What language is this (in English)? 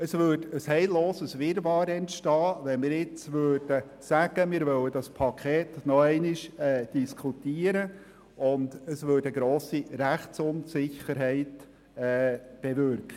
Swiss German